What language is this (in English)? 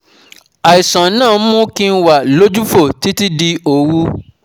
Yoruba